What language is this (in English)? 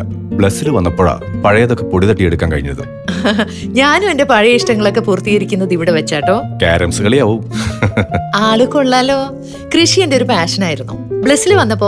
Malayalam